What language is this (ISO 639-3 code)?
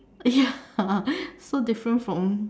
eng